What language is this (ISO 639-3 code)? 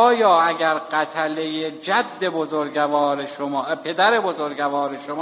fas